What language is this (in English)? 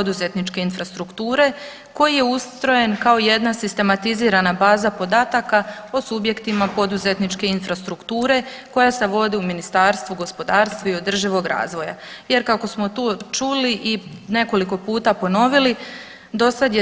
Croatian